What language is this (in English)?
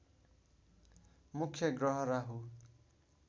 Nepali